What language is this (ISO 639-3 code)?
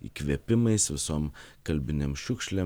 lit